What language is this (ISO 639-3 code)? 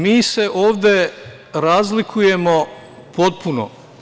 srp